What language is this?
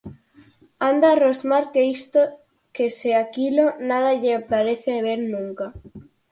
Galician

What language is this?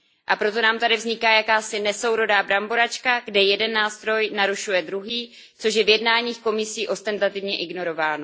Czech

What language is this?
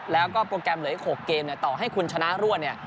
Thai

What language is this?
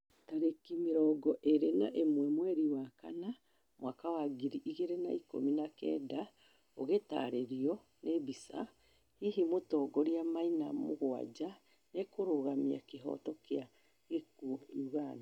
Kikuyu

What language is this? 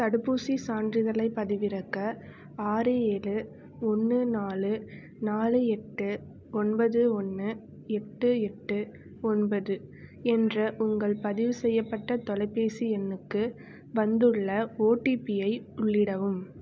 Tamil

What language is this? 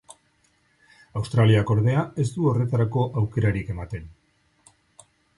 Basque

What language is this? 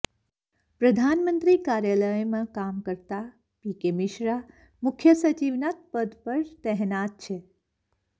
Gujarati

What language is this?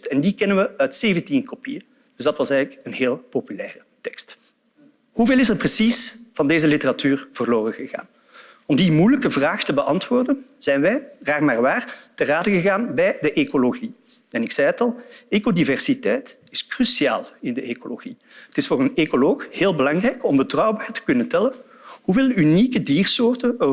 Dutch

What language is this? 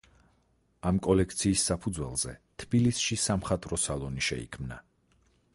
Georgian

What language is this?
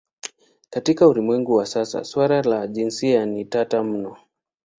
Swahili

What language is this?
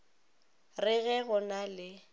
Northern Sotho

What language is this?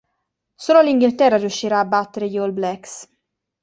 Italian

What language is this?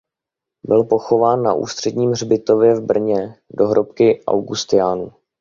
Czech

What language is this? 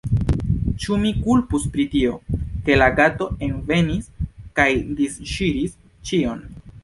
Esperanto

